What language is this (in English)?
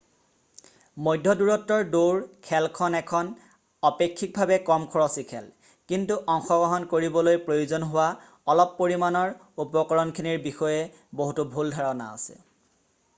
Assamese